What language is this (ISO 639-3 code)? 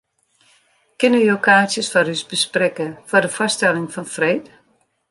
fry